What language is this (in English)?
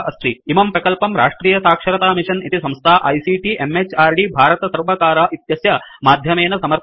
Sanskrit